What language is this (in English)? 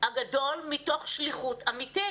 Hebrew